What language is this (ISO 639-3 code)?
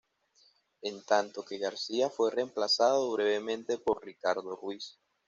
spa